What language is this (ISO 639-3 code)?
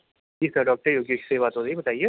urd